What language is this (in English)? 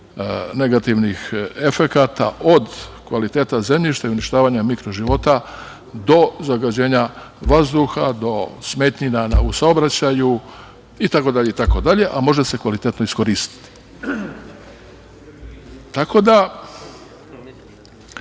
Serbian